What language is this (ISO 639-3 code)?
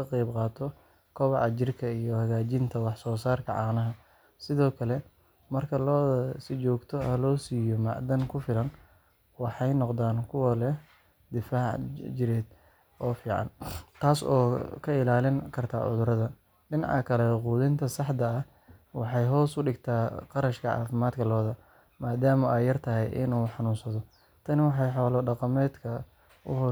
som